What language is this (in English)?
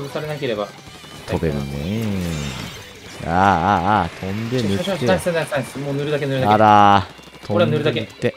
Japanese